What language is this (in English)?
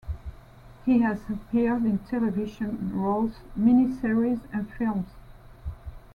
English